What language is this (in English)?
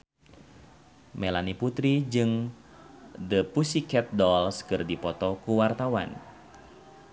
Sundanese